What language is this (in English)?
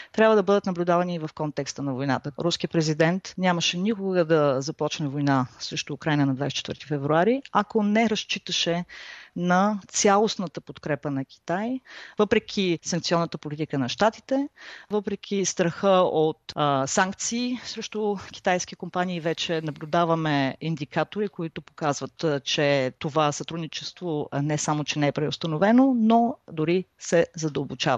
Bulgarian